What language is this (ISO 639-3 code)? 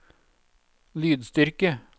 nor